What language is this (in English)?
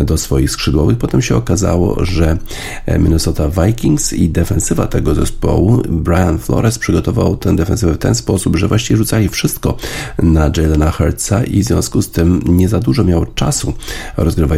Polish